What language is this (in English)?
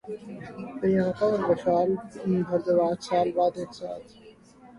Urdu